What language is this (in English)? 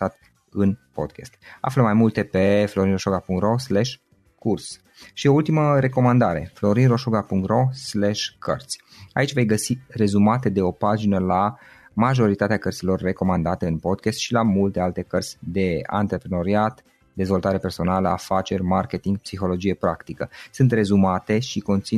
Romanian